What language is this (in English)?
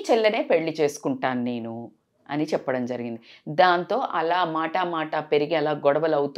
Telugu